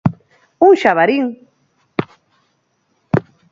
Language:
Galician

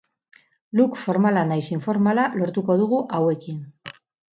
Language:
Basque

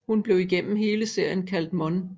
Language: Danish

